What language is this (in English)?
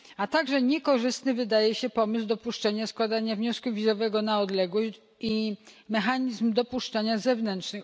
Polish